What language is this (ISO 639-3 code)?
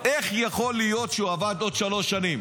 heb